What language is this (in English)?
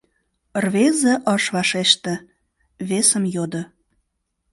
Mari